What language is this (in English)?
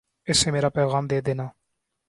Urdu